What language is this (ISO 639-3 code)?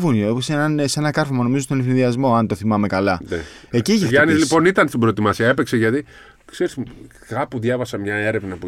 ell